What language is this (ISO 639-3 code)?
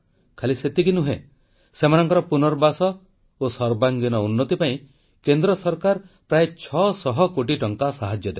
ori